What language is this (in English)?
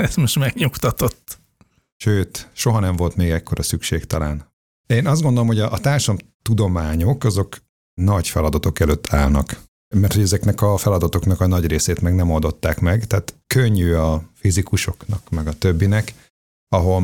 Hungarian